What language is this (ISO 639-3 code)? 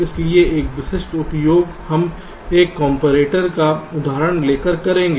hin